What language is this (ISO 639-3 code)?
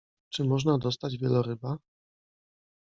pol